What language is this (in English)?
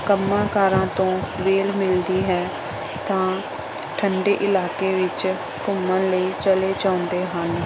Punjabi